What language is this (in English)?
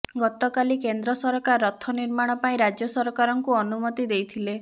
Odia